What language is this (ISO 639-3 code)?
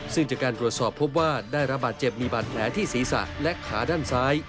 tha